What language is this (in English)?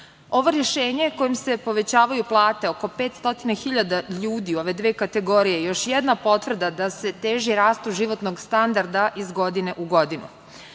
Serbian